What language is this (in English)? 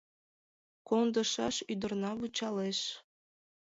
Mari